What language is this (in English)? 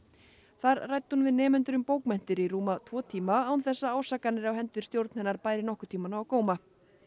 Icelandic